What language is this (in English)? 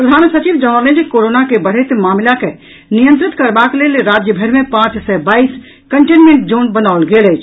Maithili